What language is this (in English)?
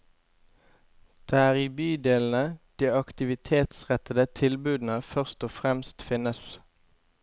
Norwegian